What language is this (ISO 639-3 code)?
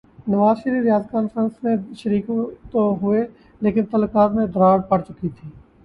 urd